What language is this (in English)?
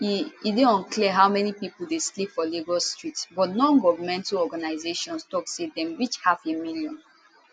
Nigerian Pidgin